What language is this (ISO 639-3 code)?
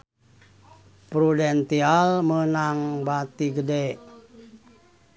sun